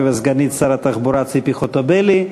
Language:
Hebrew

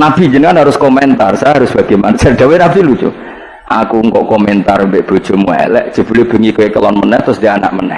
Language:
Indonesian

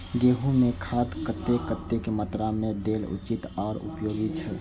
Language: Maithili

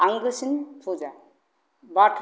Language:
Bodo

